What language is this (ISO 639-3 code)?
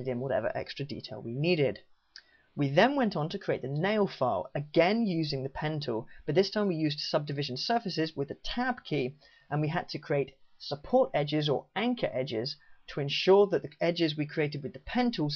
eng